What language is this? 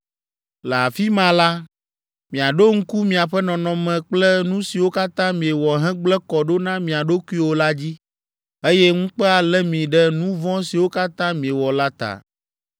Ewe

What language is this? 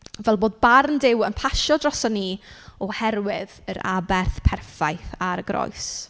Welsh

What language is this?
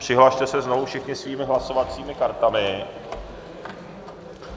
Czech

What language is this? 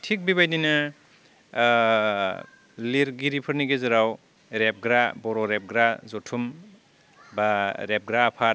Bodo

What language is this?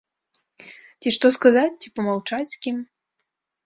Belarusian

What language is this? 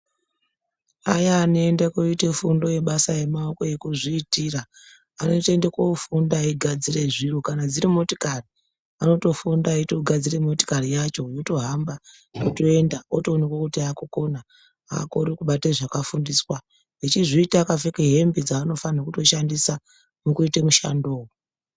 Ndau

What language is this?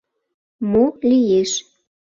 Mari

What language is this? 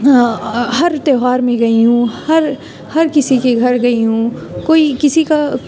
Urdu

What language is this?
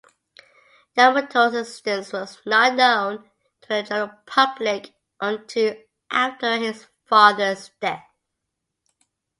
English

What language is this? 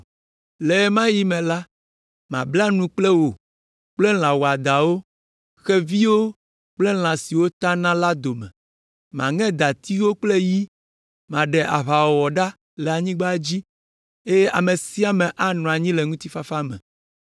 Ewe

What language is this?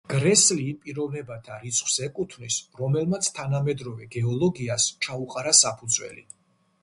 Georgian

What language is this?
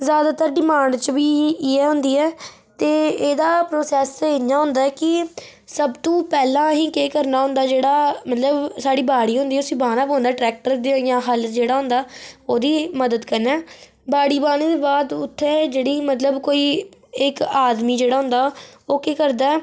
Dogri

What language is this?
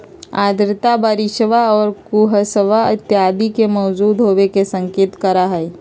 Magahi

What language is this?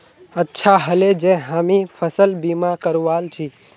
Magahi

